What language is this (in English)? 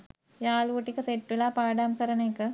Sinhala